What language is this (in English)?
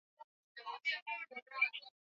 Swahili